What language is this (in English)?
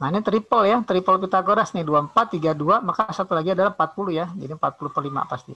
Indonesian